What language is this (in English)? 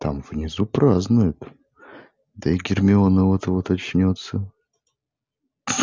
Russian